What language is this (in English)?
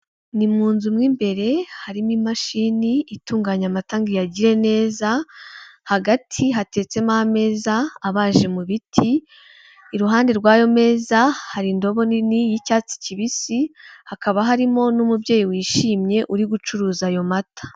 Kinyarwanda